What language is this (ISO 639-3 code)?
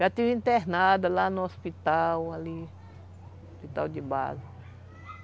por